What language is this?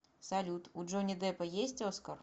Russian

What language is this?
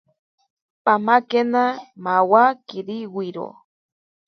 Ashéninka Perené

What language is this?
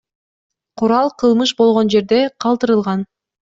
Kyrgyz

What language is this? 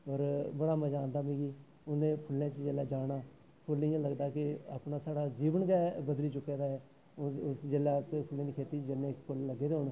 Dogri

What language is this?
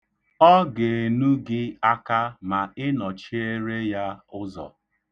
Igbo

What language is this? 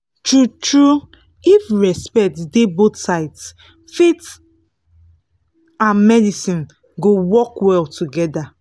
Nigerian Pidgin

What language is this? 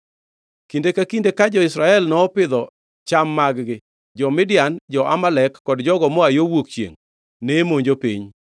Luo (Kenya and Tanzania)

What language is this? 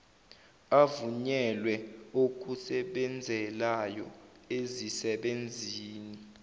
Zulu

